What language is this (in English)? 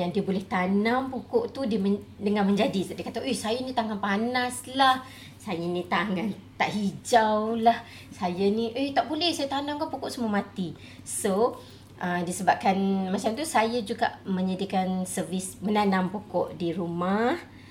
Malay